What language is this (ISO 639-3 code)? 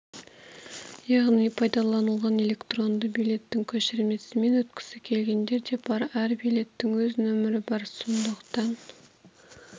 kaz